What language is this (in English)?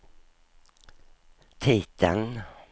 Swedish